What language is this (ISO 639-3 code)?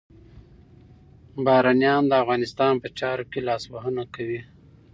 pus